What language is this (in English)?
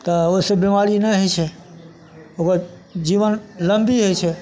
Maithili